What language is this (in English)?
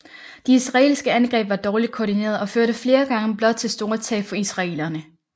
Danish